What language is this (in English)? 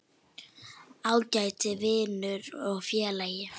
Icelandic